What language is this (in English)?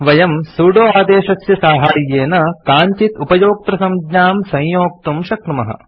Sanskrit